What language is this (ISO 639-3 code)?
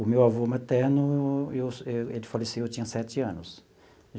por